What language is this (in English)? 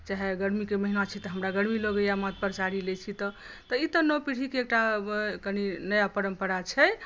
Maithili